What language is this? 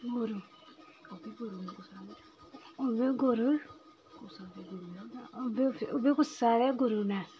Dogri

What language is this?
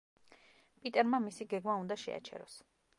Georgian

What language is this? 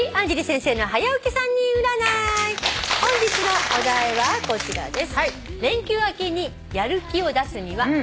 Japanese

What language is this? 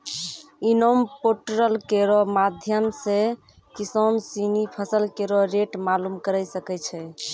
Maithili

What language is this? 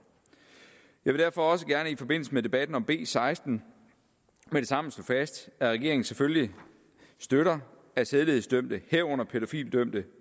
Danish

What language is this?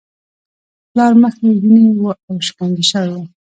Pashto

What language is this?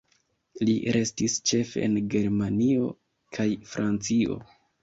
Esperanto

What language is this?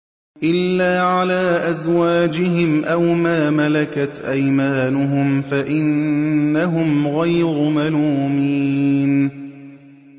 Arabic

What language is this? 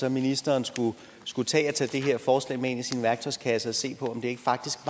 Danish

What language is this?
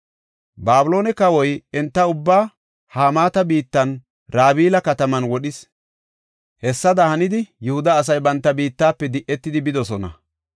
Gofa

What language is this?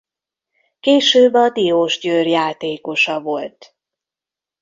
Hungarian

